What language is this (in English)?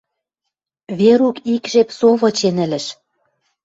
Western Mari